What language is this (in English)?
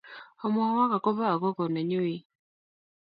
Kalenjin